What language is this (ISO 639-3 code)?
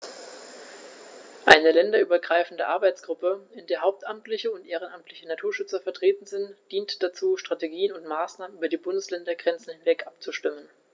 deu